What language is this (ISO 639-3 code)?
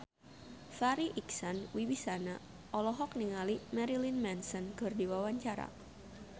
sun